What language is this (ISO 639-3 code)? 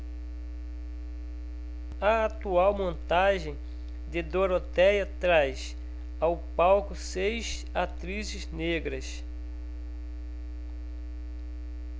por